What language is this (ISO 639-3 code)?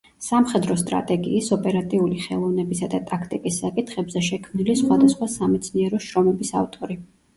kat